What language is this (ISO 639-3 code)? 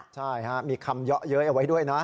tha